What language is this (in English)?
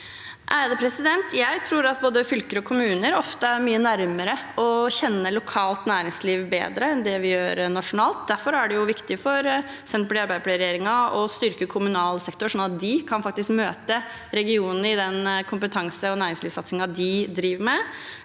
Norwegian